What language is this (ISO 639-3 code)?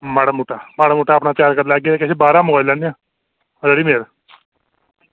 doi